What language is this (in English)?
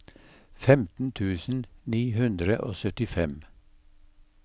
Norwegian